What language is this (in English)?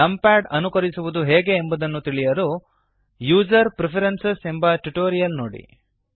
Kannada